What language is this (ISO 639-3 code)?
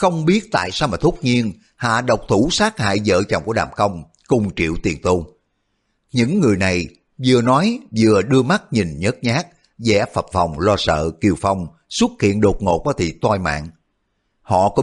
vie